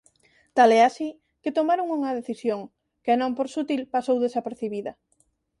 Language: Galician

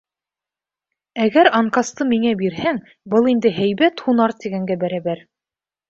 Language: Bashkir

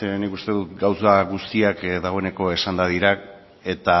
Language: Basque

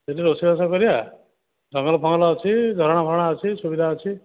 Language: Odia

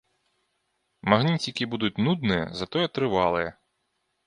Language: Belarusian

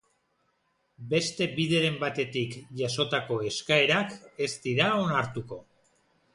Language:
Basque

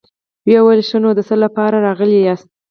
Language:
Pashto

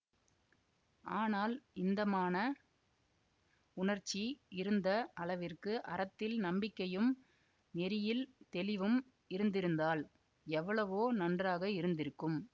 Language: Tamil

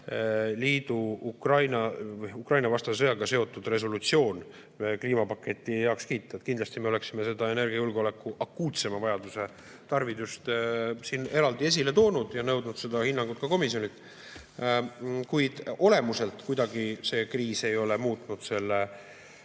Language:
Estonian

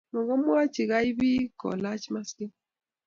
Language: Kalenjin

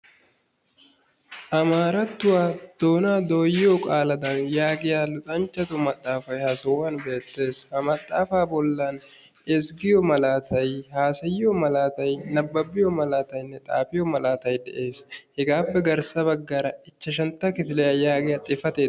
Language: Wolaytta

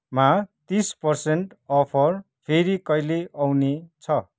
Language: Nepali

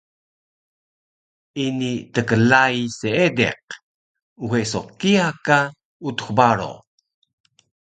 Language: Taroko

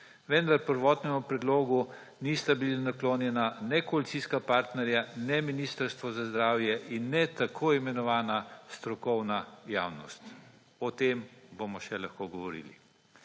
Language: Slovenian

